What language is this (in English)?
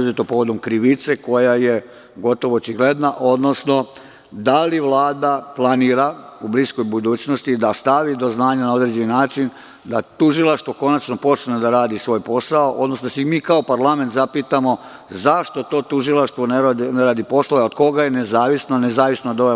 Serbian